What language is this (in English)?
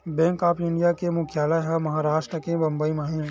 Chhattisgarhi